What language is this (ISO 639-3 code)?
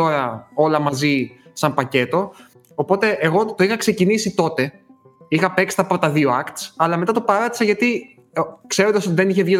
ell